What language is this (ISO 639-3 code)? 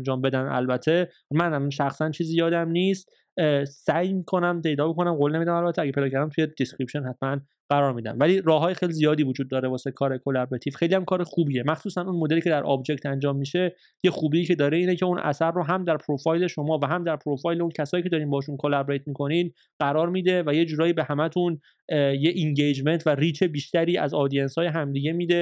fas